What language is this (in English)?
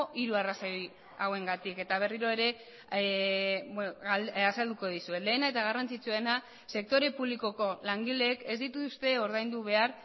Basque